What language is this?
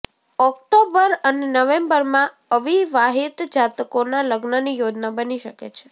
Gujarati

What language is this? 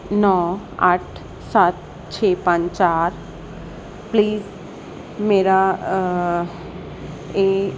Punjabi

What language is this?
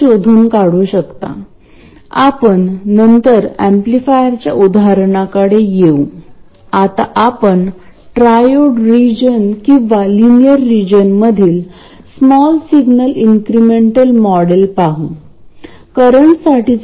Marathi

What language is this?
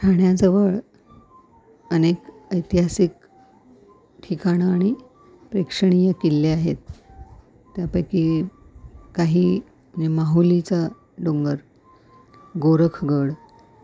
Marathi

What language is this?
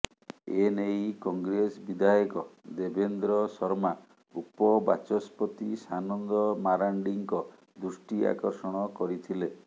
Odia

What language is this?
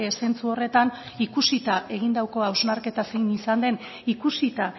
Basque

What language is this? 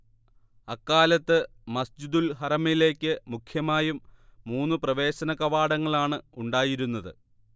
Malayalam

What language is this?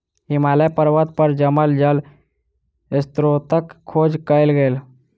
Maithili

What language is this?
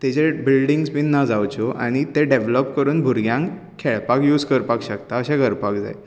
Konkani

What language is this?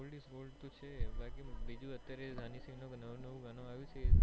Gujarati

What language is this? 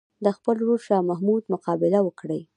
Pashto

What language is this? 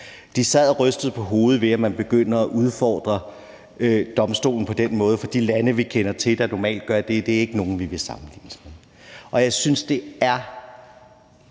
Danish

